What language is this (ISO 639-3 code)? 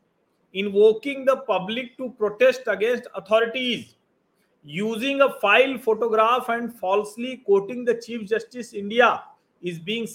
hin